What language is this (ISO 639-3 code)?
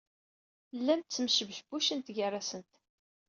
kab